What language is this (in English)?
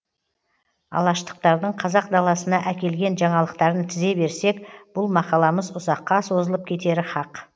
Kazakh